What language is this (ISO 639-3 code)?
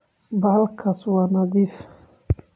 som